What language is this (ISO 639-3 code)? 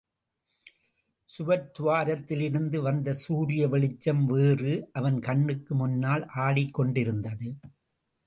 tam